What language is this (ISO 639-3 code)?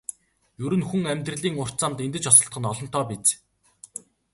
mon